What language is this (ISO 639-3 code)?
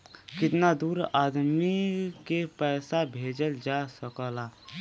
bho